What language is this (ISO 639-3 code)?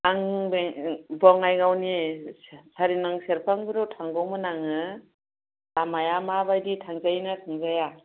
brx